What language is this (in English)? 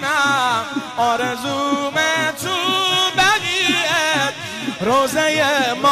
Persian